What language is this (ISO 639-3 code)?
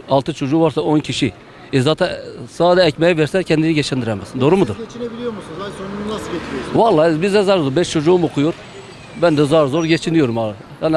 tur